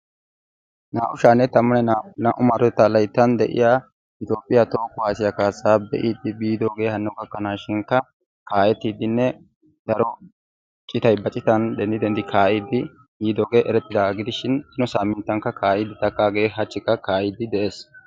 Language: Wolaytta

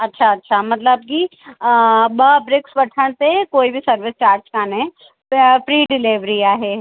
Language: Sindhi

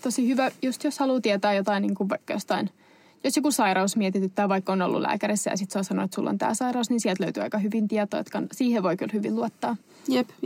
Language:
Finnish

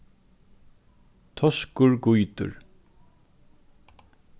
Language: Faroese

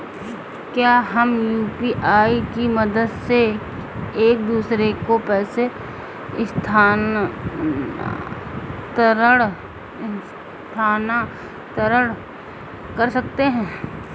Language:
Hindi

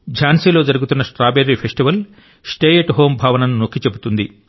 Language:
Telugu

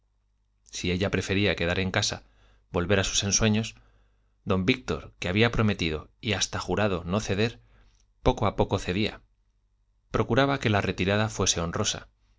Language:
Spanish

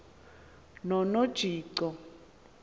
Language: Xhosa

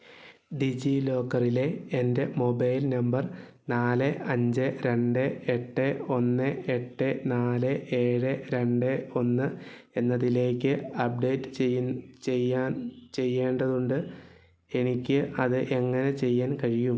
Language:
Malayalam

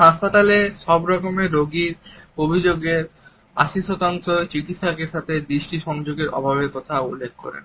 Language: Bangla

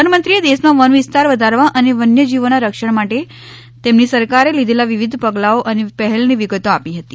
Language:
Gujarati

